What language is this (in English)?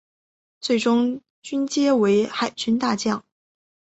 Chinese